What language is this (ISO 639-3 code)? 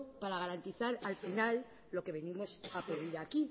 spa